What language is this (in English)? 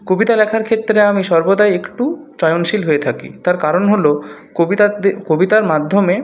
Bangla